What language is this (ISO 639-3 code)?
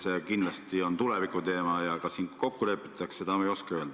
est